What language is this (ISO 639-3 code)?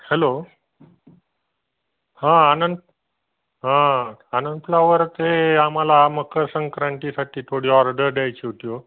mar